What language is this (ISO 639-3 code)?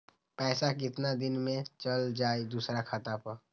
mag